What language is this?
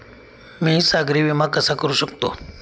Marathi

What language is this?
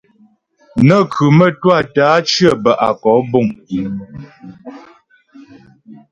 Ghomala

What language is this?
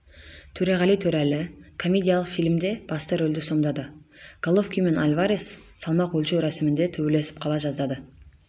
Kazakh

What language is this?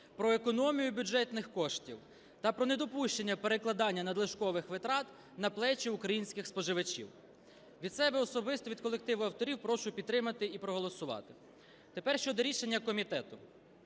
Ukrainian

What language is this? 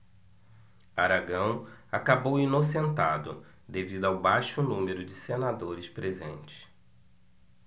Portuguese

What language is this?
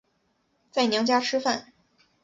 Chinese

